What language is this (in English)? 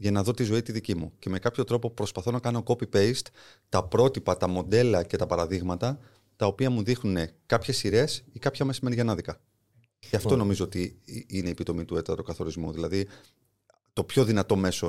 Greek